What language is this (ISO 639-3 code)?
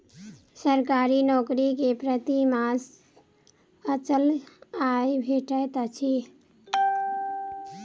mai